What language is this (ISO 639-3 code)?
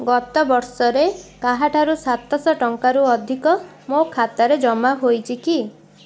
ori